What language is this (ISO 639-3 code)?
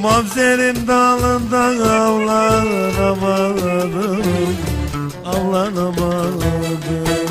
tur